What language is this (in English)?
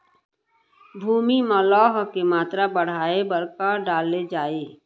Chhattisgarhi